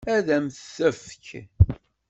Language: Kabyle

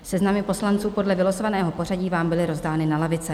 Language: Czech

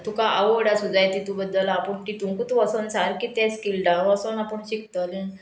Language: Konkani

